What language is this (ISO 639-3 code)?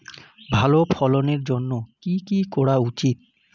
ben